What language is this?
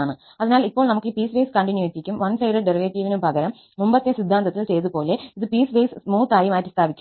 Malayalam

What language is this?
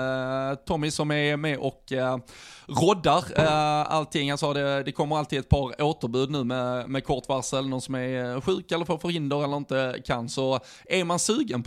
Swedish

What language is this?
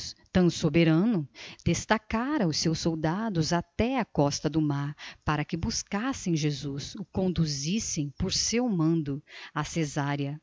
Portuguese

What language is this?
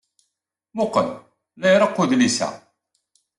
Kabyle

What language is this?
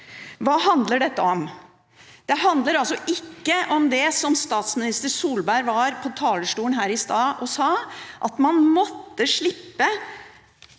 Norwegian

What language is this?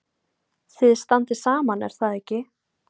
Icelandic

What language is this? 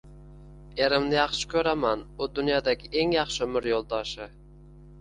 Uzbek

